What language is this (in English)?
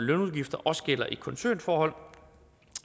Danish